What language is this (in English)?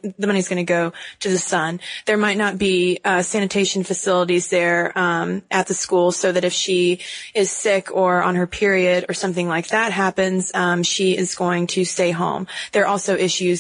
English